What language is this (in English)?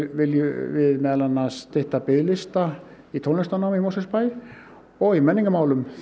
Icelandic